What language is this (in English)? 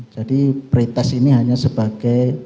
Indonesian